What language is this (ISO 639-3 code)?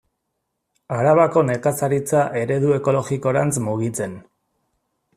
eus